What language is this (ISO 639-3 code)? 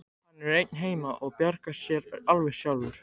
isl